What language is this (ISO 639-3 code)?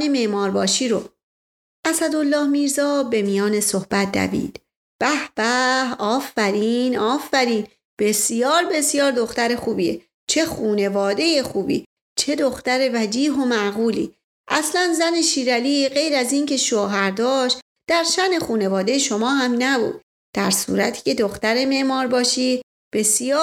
fas